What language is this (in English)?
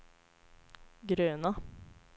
Swedish